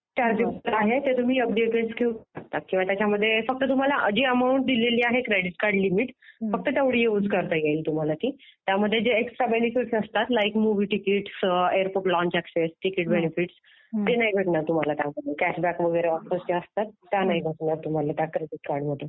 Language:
Marathi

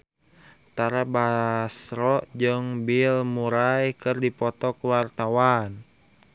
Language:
Sundanese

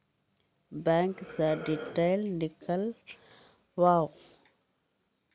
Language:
Maithili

